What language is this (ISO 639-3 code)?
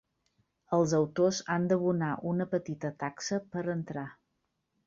cat